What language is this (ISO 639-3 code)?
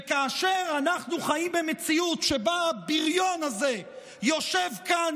heb